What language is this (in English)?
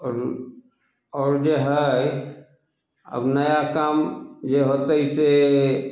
Maithili